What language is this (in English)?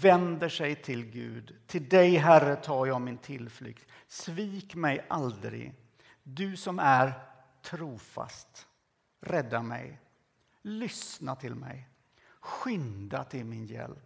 Swedish